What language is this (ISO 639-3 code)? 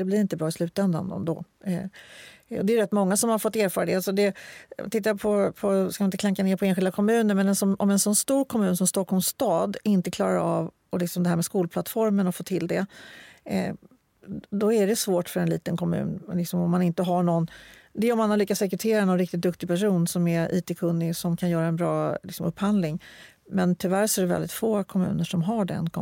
swe